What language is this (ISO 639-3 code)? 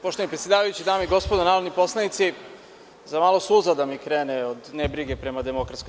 srp